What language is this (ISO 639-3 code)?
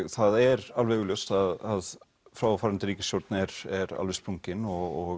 isl